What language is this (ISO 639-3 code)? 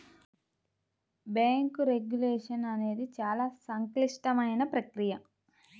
tel